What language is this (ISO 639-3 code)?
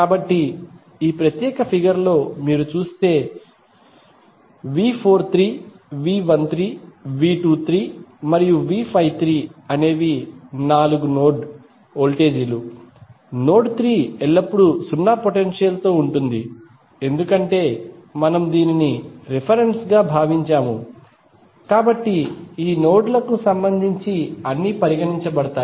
tel